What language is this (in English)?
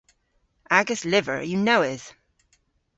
Cornish